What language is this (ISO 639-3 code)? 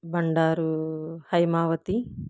tel